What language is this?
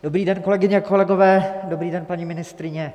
Czech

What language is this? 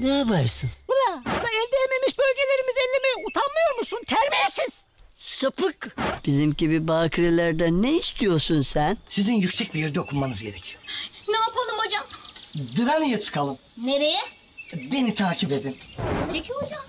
Turkish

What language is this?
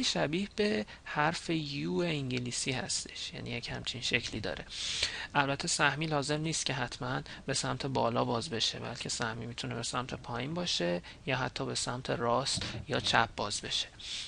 Persian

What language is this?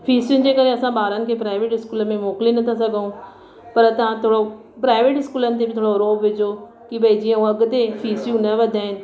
Sindhi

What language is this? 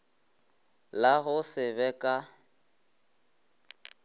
Northern Sotho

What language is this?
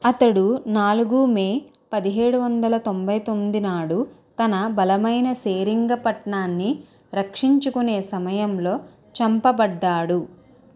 Telugu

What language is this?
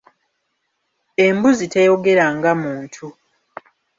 Ganda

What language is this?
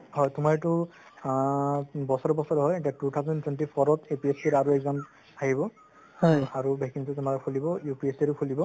Assamese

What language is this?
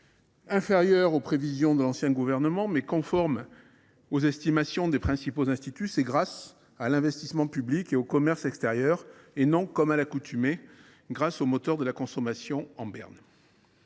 French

